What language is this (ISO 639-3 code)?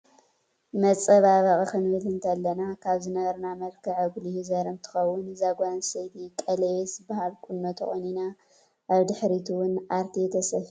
tir